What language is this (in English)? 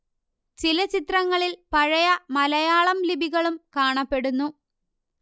Malayalam